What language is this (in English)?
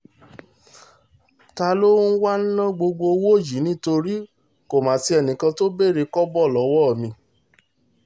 Yoruba